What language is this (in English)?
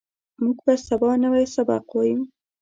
Pashto